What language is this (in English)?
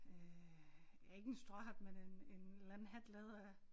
Danish